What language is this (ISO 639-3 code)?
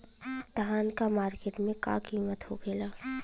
bho